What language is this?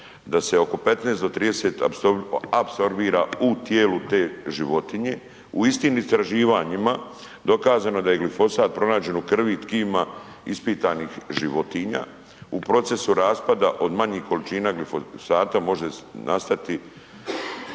Croatian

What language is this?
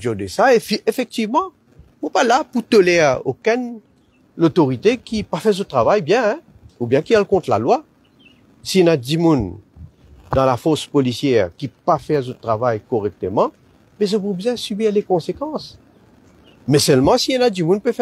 French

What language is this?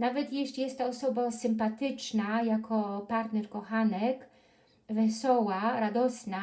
Polish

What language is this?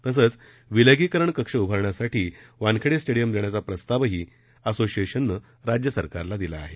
Marathi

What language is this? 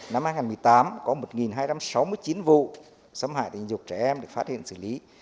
Vietnamese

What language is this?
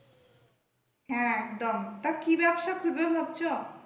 Bangla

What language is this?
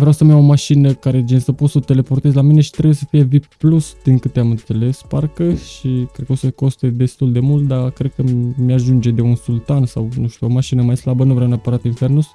Romanian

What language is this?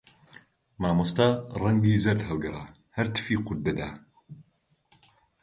Central Kurdish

